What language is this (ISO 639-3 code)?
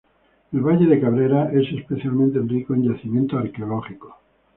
spa